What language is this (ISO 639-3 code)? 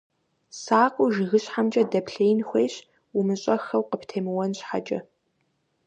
kbd